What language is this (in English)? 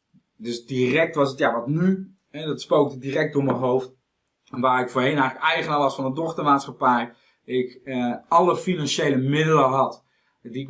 Dutch